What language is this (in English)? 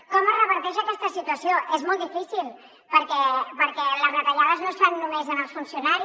Catalan